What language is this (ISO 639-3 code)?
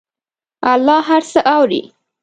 pus